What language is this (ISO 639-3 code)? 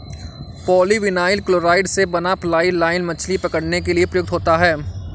hin